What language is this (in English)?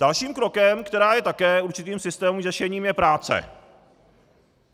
Czech